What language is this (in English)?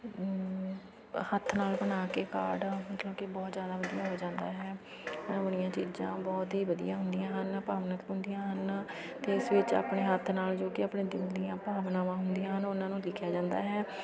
Punjabi